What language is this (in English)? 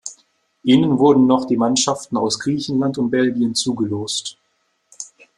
German